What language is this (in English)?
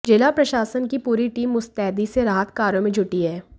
Hindi